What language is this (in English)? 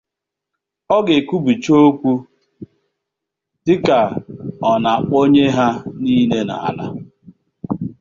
Igbo